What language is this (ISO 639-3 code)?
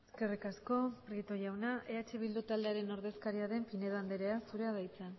eus